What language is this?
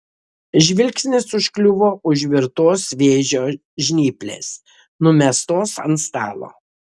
Lithuanian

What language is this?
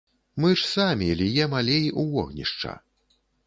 Belarusian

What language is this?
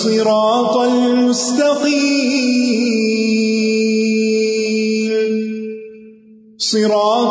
Urdu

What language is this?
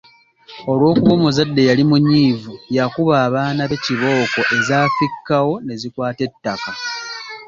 Ganda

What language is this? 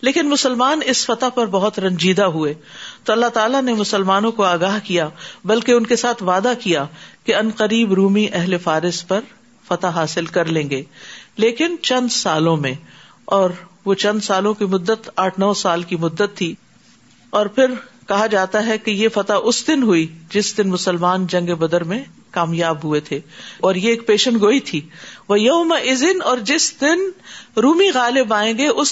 Urdu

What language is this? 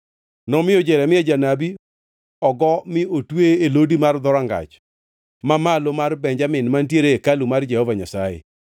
Luo (Kenya and Tanzania)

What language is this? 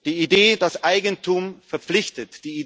German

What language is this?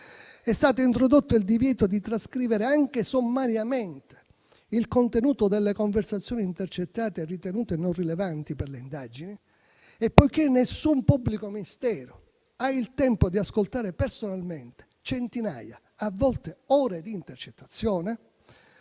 Italian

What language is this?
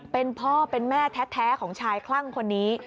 Thai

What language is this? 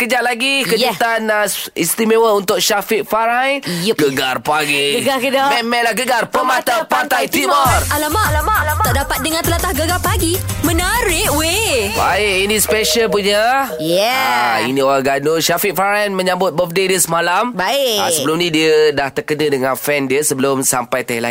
Malay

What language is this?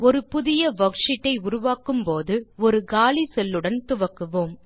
Tamil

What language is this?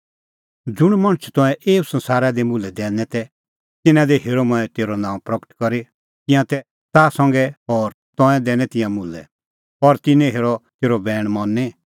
Kullu Pahari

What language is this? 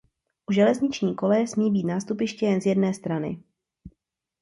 Czech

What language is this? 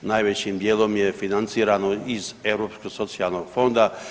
Croatian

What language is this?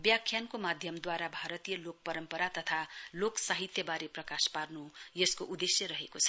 Nepali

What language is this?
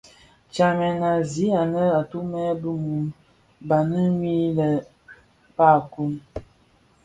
Bafia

